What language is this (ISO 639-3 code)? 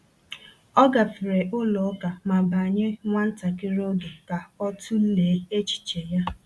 ibo